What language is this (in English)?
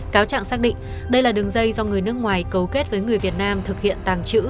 Vietnamese